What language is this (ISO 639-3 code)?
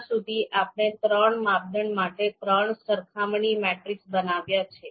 guj